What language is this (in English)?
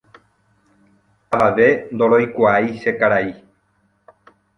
Guarani